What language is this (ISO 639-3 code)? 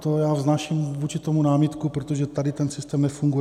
ces